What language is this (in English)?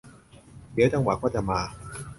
Thai